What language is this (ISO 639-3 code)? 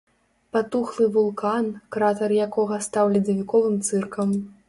bel